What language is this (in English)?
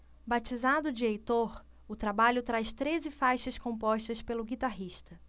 Portuguese